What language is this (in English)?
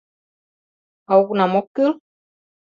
Mari